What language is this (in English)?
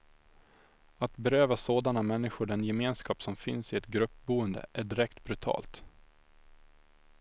Swedish